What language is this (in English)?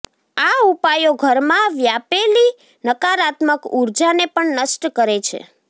Gujarati